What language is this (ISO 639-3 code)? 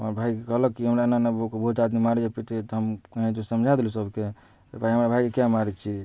mai